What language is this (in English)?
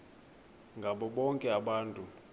Xhosa